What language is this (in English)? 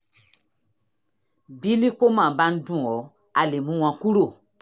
Yoruba